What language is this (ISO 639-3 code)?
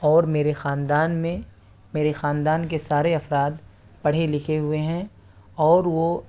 urd